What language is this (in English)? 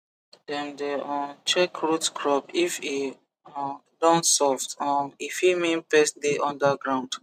Nigerian Pidgin